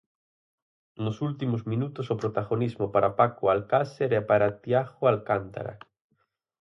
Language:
Galician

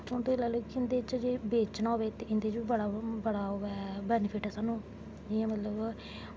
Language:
Dogri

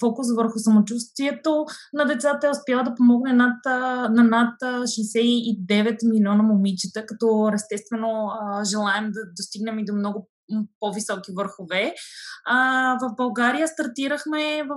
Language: Bulgarian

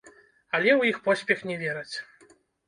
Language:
Belarusian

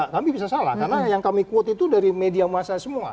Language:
Indonesian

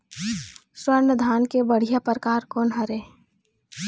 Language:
Chhattisgarhi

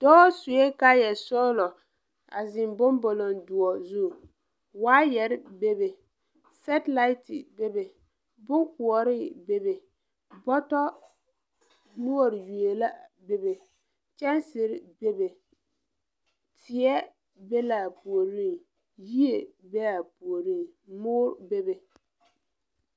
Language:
Southern Dagaare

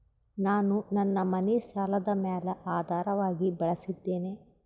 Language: Kannada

